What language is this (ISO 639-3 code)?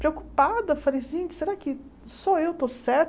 por